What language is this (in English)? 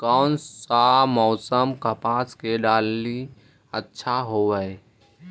Magahi